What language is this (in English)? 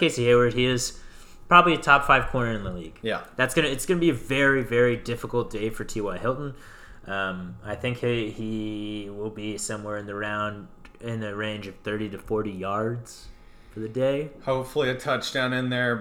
English